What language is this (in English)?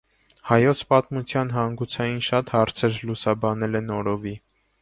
Armenian